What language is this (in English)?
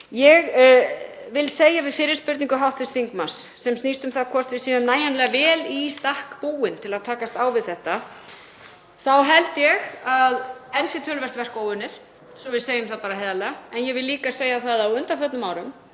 Icelandic